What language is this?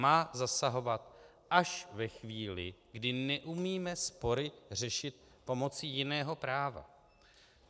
Czech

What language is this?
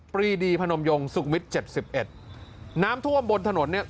Thai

